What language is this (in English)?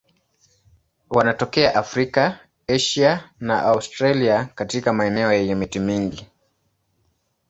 Swahili